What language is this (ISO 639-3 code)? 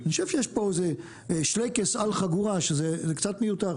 heb